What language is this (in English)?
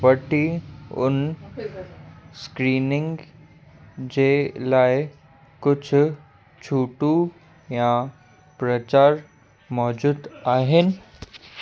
Sindhi